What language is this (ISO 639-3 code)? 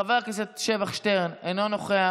heb